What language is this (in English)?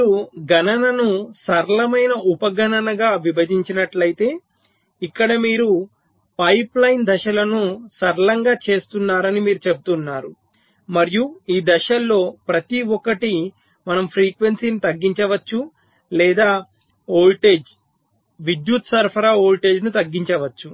Telugu